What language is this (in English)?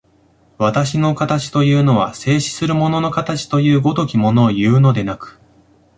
Japanese